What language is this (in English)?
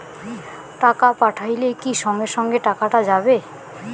Bangla